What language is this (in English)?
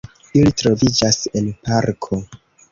Esperanto